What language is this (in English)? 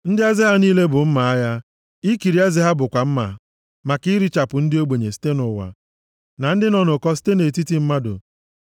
Igbo